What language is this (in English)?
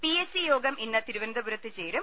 Malayalam